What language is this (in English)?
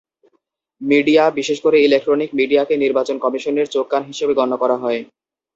Bangla